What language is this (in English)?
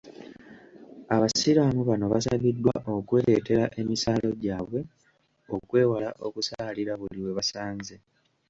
Ganda